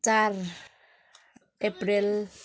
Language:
Nepali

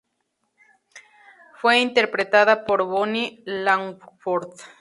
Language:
Spanish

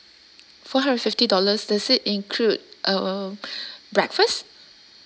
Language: English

